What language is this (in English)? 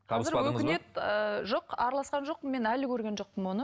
Kazakh